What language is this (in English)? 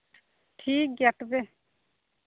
Santali